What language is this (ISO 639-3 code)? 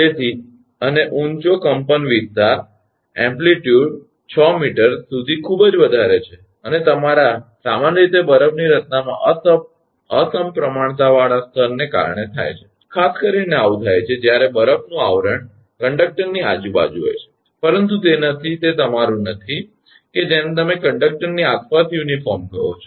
guj